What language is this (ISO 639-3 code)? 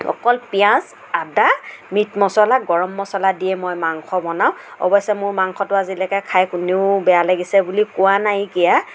asm